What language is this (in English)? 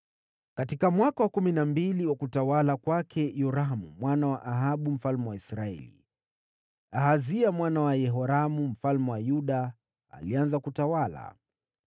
Swahili